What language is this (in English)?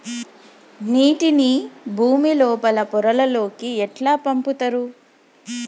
Telugu